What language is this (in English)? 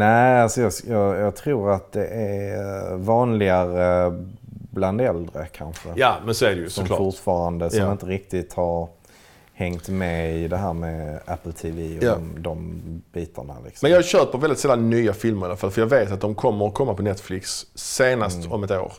Swedish